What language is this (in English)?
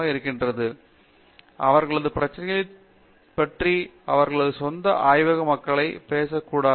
Tamil